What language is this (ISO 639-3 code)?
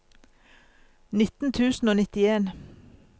nor